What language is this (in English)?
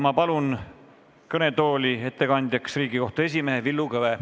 Estonian